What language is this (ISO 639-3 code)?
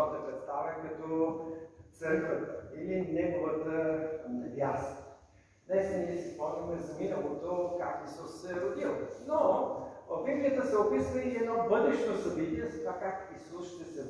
bul